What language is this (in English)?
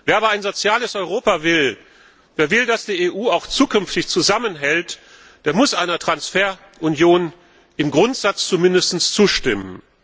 German